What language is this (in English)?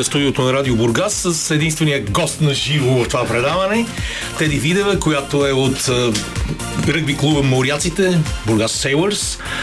Bulgarian